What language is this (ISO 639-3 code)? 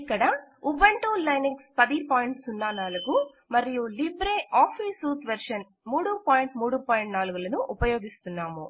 tel